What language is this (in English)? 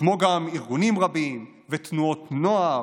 Hebrew